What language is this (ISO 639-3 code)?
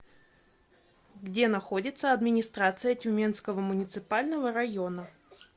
rus